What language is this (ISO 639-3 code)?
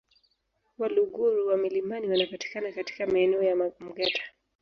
swa